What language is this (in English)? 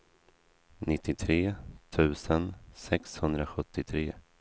Swedish